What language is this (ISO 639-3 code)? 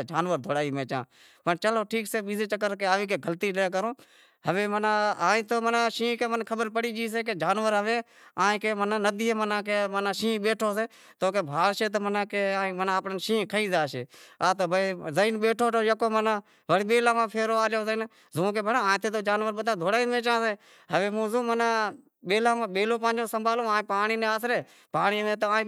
kxp